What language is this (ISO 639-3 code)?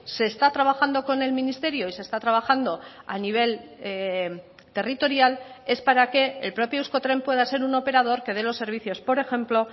spa